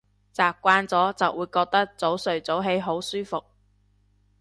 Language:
Cantonese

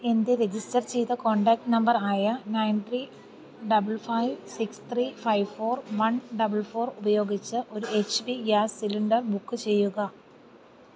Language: Malayalam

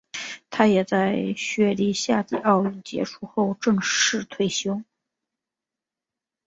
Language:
Chinese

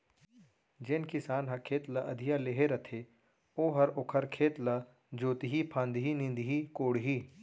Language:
Chhattisgarhi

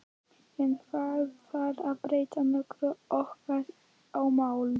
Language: Icelandic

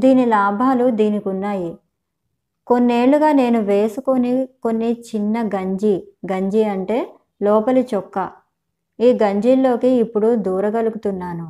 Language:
Telugu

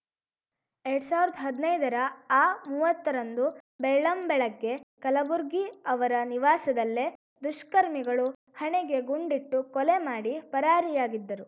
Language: Kannada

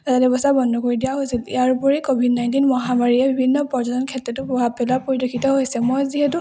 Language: Assamese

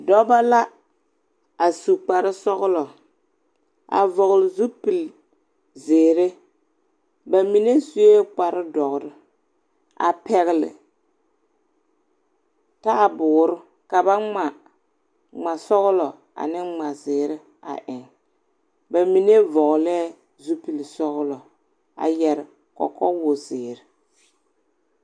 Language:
Southern Dagaare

